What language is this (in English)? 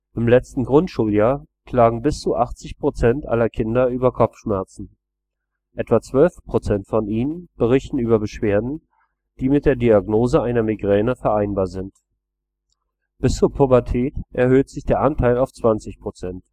German